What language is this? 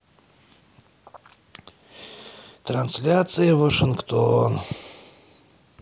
Russian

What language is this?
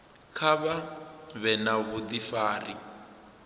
Venda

